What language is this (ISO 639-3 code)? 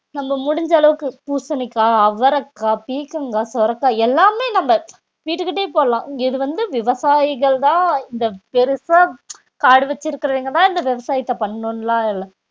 tam